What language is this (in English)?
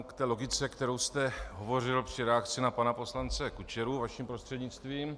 Czech